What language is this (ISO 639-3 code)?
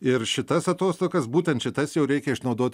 lit